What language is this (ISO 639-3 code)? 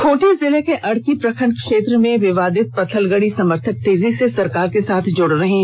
hin